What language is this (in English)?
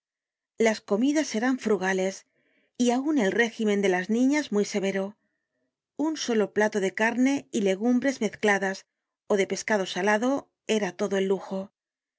Spanish